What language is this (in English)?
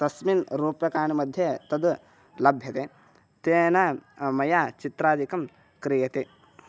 Sanskrit